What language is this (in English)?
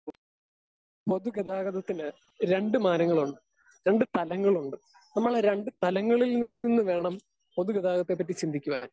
Malayalam